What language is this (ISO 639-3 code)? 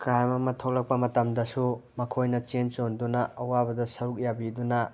mni